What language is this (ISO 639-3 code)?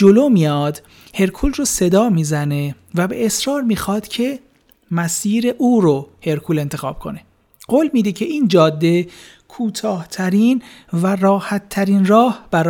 fas